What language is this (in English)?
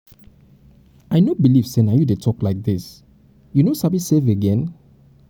Nigerian Pidgin